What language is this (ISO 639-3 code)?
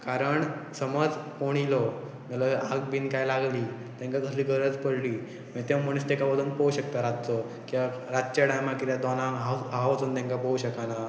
kok